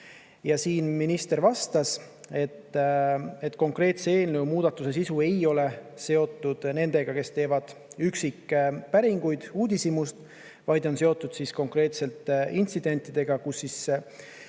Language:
Estonian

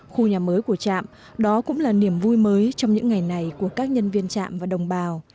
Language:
Vietnamese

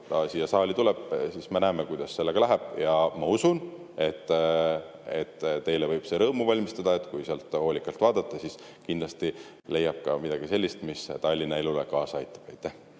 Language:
Estonian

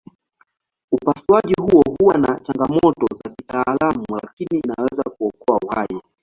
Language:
Swahili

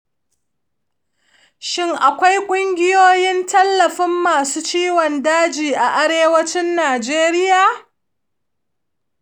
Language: Hausa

